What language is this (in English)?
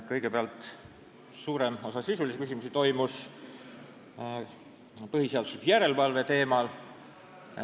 Estonian